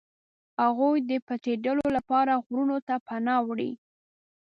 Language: Pashto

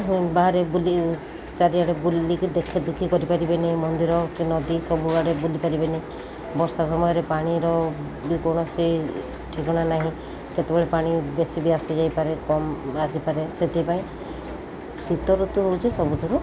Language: Odia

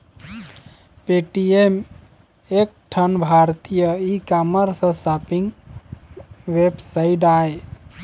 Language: Chhattisgarhi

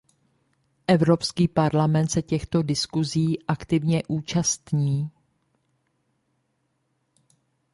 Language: Czech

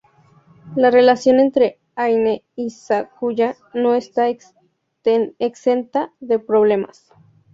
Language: Spanish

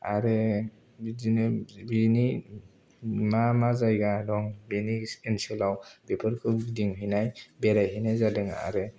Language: Bodo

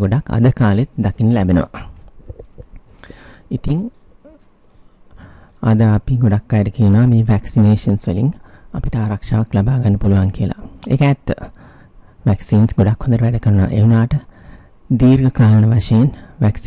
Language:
Indonesian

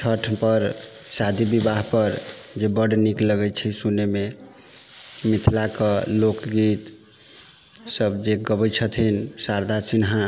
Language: Maithili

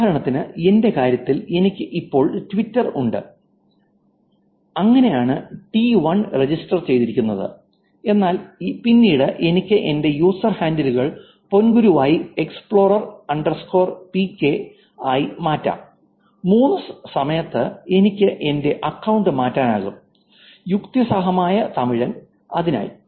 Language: Malayalam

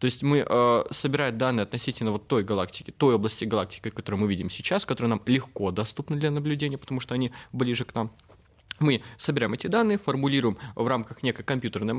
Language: Russian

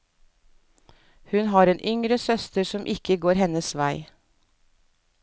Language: Norwegian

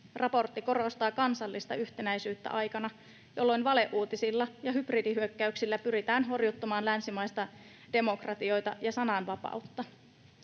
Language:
Finnish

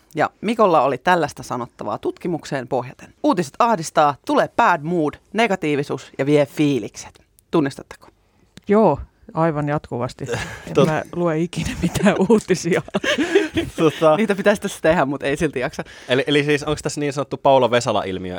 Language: Finnish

